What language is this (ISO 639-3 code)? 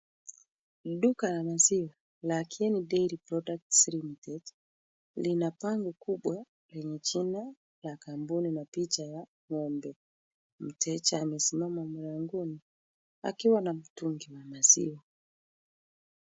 swa